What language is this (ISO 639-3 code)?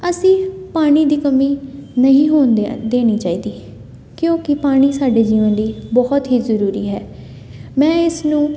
pan